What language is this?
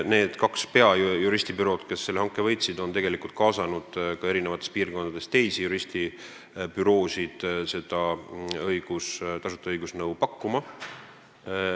Estonian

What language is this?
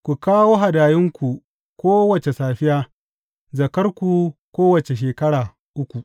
Hausa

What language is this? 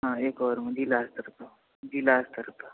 Maithili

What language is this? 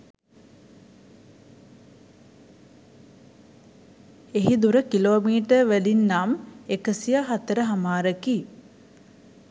Sinhala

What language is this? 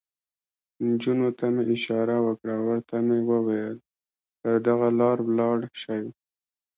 Pashto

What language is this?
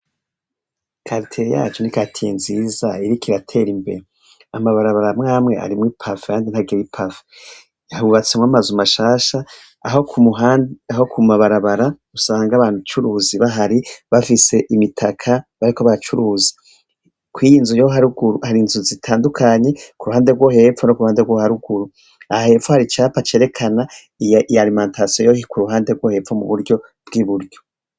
Rundi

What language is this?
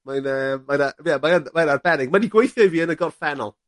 Welsh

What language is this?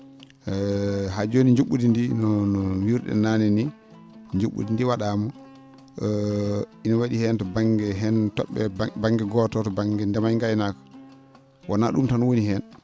Fula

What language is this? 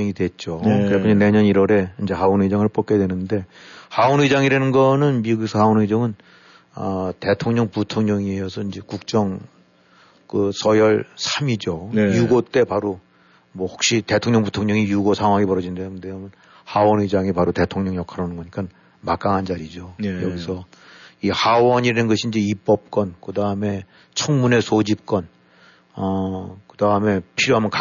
Korean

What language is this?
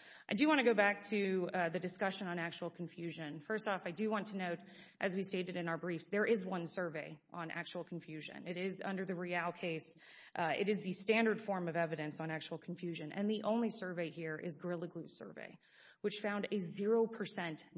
English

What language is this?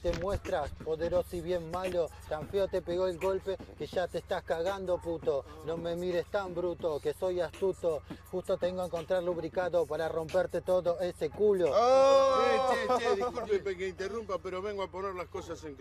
Spanish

